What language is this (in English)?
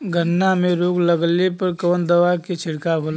Bhojpuri